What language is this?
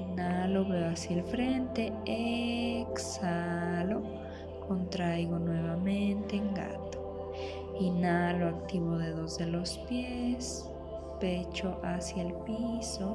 Spanish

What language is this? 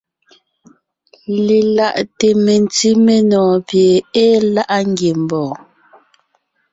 Ngiemboon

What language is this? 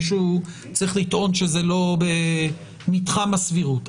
Hebrew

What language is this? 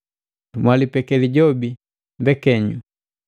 Matengo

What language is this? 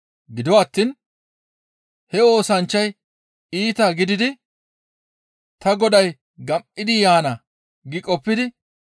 Gamo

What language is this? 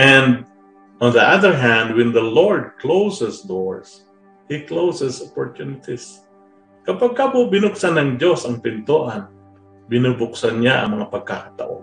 Filipino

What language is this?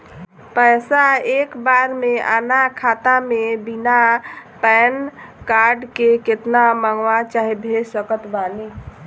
Bhojpuri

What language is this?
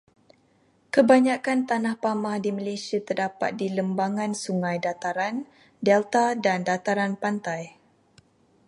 Malay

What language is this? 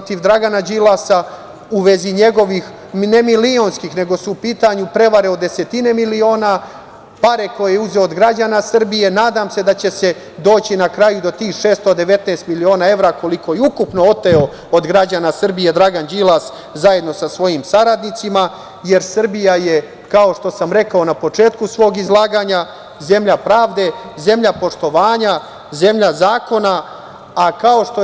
Serbian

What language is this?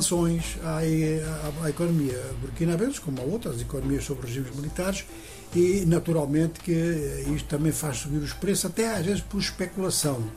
Portuguese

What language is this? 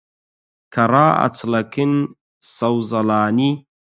Central Kurdish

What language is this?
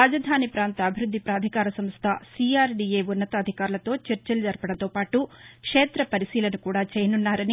Telugu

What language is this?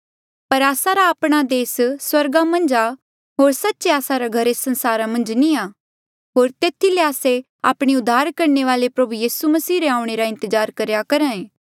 Mandeali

